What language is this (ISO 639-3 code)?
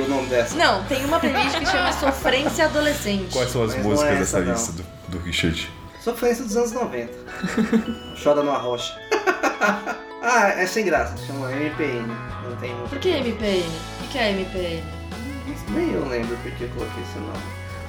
por